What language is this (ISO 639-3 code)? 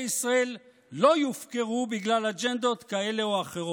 heb